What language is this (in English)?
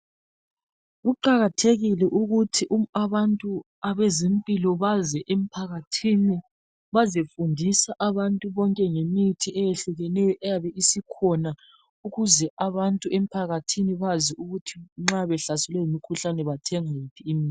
North Ndebele